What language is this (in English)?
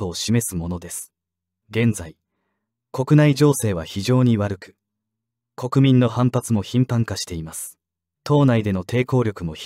Japanese